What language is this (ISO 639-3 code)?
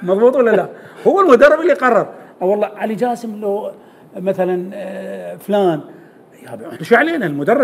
ara